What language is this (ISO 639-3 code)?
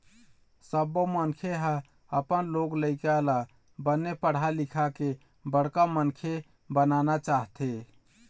hne